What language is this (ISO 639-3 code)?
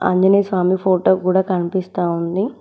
tel